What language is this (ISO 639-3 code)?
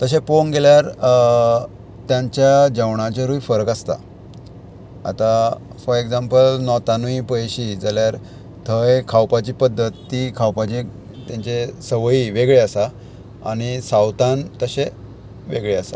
kok